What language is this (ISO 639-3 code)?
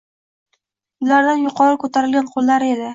uzb